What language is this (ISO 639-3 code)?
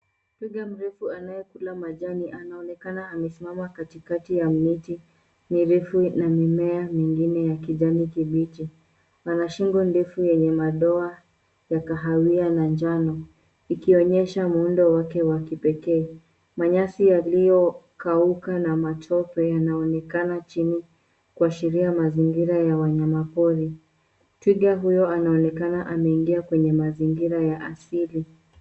swa